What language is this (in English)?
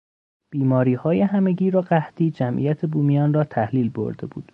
Persian